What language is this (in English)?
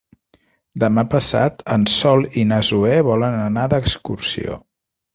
Catalan